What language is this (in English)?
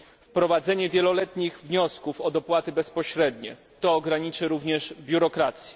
Polish